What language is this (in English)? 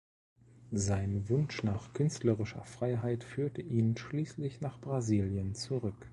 German